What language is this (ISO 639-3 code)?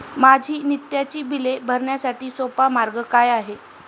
mar